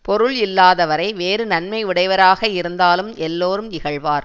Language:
Tamil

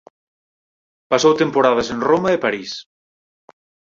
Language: Galician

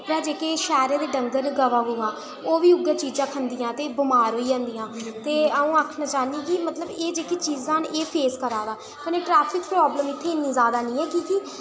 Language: Dogri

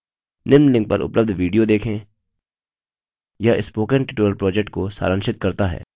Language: Hindi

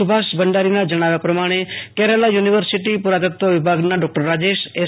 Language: Gujarati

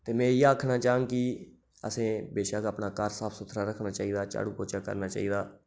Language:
Dogri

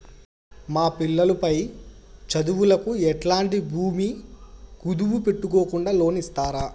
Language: Telugu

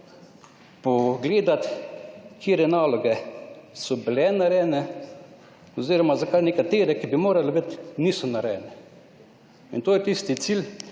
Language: Slovenian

